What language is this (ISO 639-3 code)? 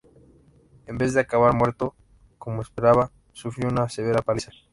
spa